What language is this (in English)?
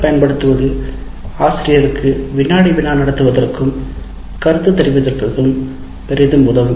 Tamil